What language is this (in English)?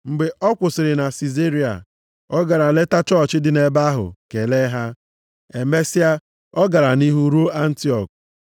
Igbo